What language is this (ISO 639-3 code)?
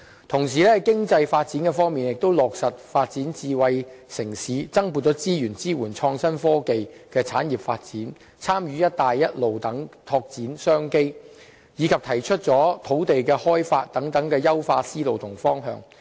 yue